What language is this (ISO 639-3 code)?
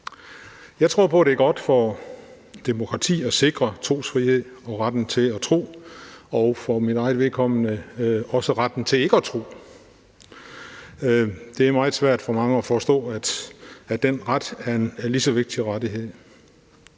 dan